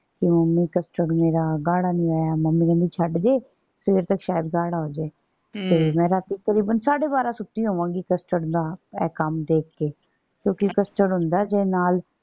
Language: Punjabi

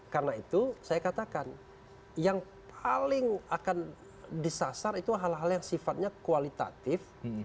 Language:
Indonesian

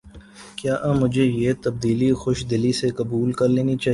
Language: Urdu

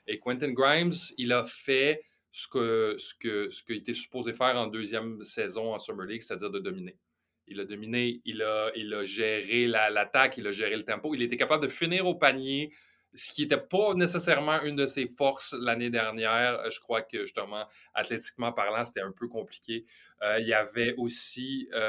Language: French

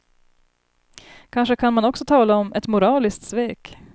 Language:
Swedish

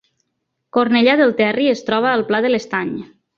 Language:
Catalan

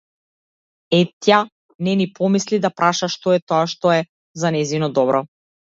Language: Macedonian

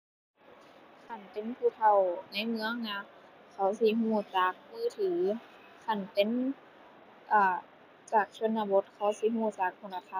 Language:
Thai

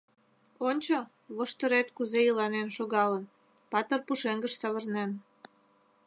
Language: Mari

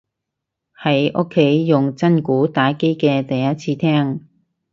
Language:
Cantonese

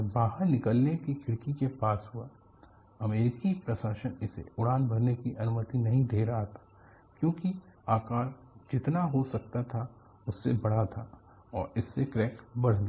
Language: Hindi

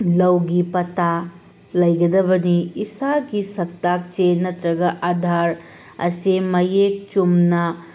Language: Manipuri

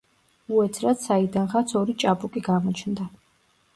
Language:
Georgian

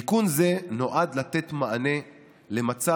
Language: Hebrew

